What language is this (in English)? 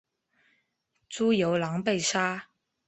Chinese